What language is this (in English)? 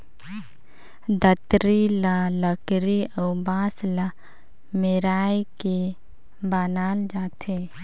Chhattisgarhi